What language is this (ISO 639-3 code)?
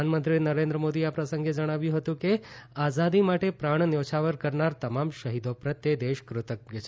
guj